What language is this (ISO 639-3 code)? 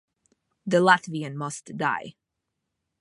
eng